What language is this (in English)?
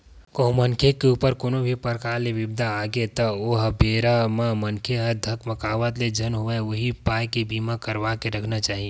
Chhattisgarhi